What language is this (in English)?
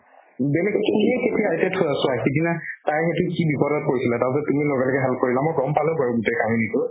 Assamese